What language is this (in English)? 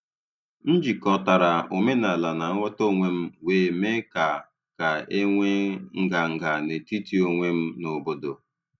Igbo